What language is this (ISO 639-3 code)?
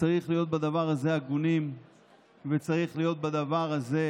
heb